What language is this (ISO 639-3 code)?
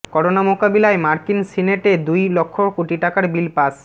ben